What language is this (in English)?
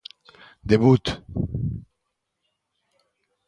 Galician